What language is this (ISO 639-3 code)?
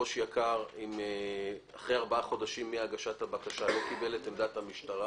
heb